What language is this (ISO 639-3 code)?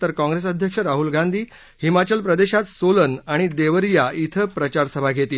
mar